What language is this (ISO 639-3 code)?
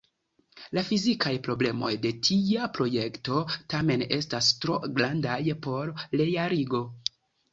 epo